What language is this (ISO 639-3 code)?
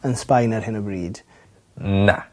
cym